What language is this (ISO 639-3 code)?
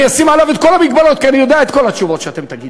heb